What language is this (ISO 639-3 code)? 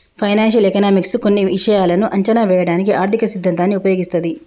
tel